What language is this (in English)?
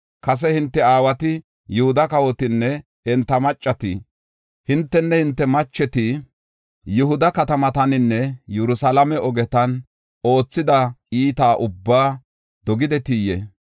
Gofa